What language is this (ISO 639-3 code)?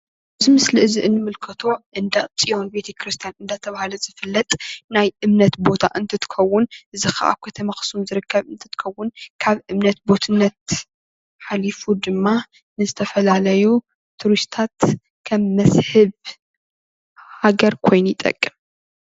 tir